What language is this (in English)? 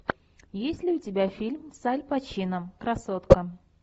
Russian